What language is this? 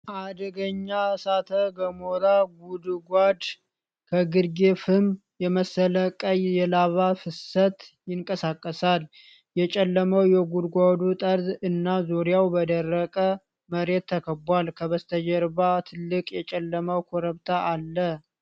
Amharic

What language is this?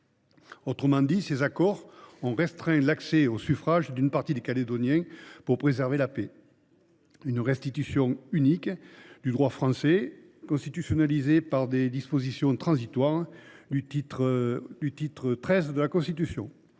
French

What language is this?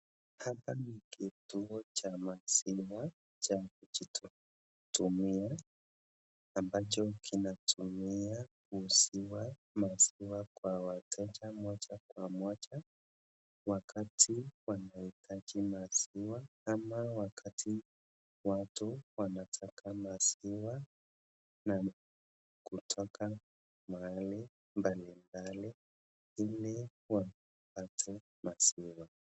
Swahili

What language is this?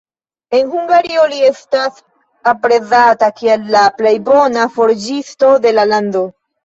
Esperanto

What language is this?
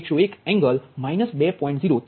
Gujarati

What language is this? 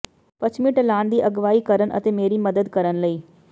Punjabi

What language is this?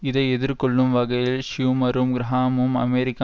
Tamil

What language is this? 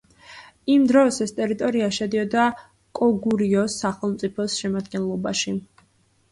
Georgian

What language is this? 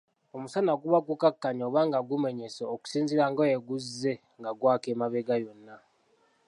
Ganda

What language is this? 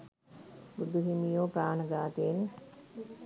Sinhala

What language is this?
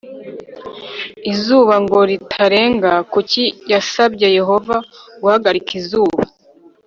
Kinyarwanda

